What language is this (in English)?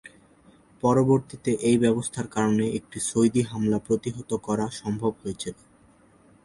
Bangla